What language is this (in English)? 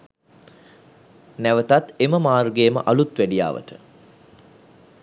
Sinhala